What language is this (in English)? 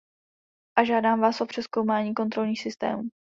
Czech